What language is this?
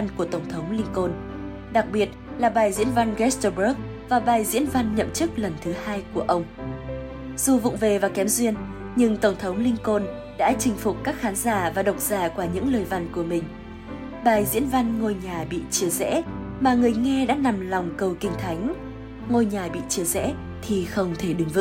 Vietnamese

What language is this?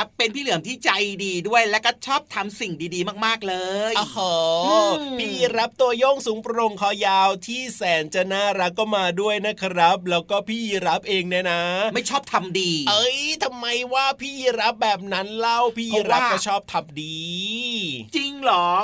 Thai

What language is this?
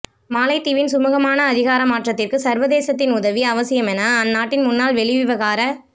Tamil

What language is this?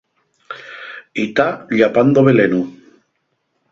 Asturian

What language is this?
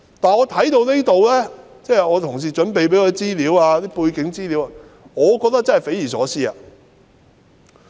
Cantonese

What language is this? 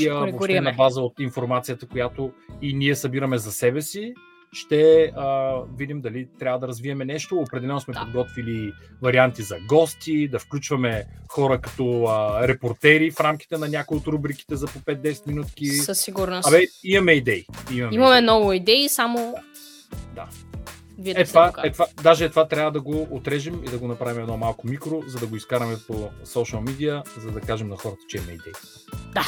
Bulgarian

